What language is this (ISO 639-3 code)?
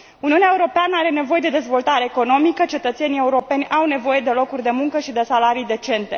ron